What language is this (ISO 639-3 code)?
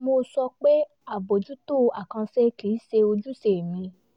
yor